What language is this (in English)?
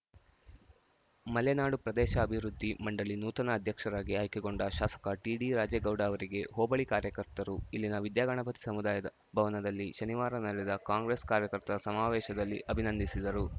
Kannada